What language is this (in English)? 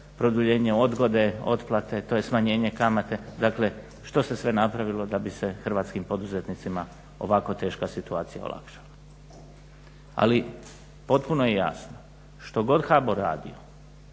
Croatian